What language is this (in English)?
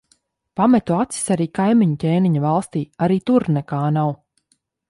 Latvian